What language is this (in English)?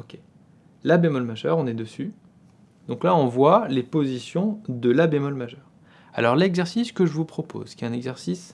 French